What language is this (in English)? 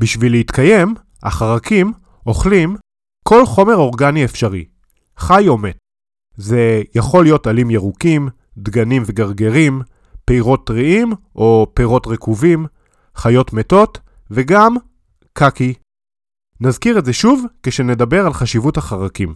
Hebrew